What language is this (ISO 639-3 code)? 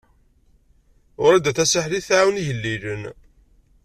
kab